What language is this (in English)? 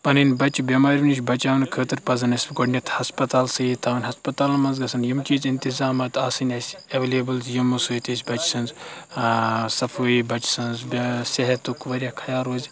Kashmiri